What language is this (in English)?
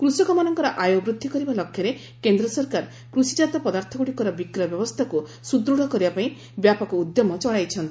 Odia